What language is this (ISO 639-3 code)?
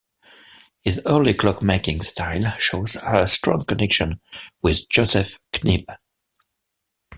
eng